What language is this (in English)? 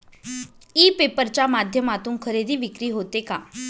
Marathi